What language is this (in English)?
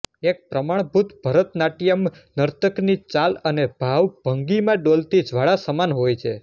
Gujarati